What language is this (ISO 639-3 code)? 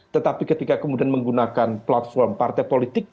ind